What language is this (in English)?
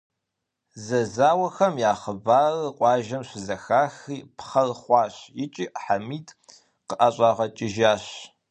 Kabardian